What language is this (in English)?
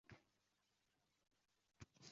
Uzbek